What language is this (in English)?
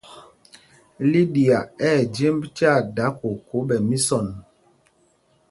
Mpumpong